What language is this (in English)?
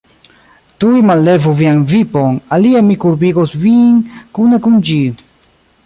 Esperanto